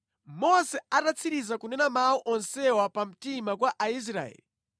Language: Nyanja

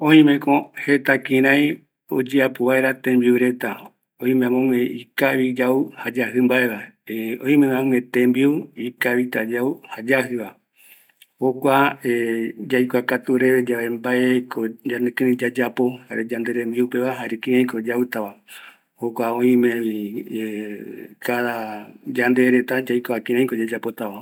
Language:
Eastern Bolivian Guaraní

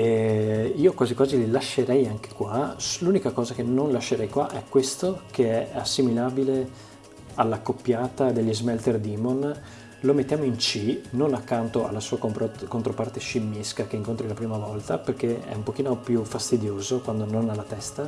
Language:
Italian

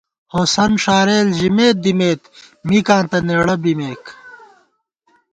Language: Gawar-Bati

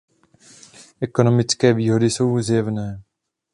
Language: Czech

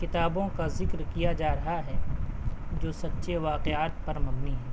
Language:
Urdu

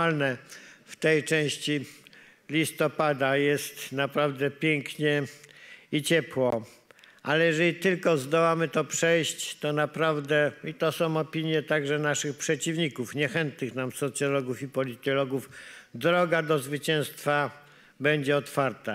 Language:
Polish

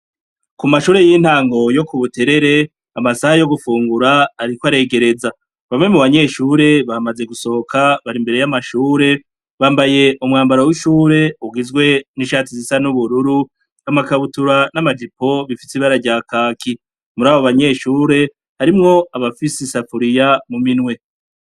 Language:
Rundi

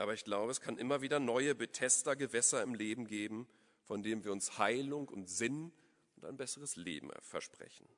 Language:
German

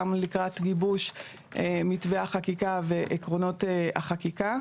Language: Hebrew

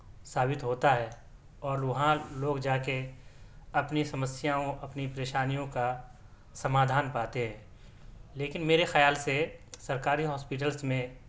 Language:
Urdu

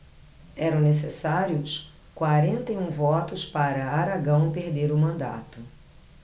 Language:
Portuguese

